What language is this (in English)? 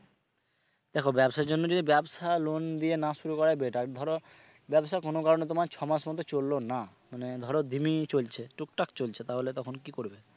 Bangla